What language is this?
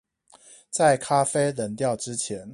Chinese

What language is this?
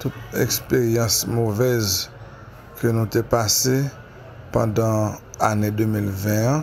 French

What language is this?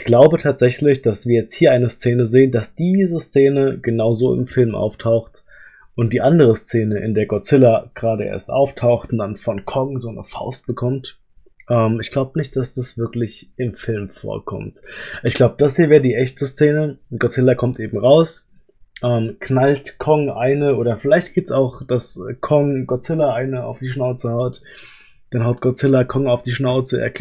German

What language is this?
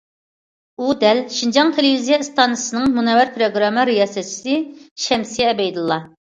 Uyghur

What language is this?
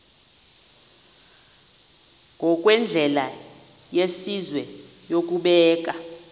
Xhosa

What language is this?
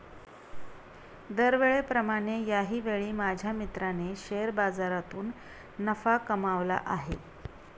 Marathi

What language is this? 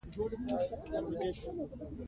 Pashto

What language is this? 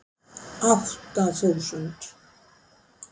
Icelandic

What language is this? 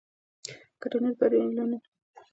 Pashto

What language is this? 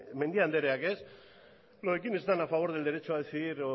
Spanish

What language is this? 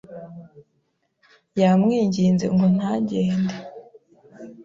Kinyarwanda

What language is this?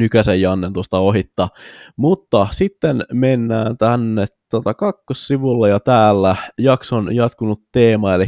Finnish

